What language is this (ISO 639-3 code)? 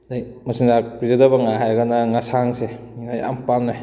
mni